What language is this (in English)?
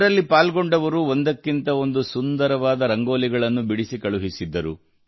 Kannada